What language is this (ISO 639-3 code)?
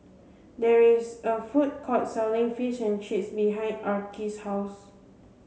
eng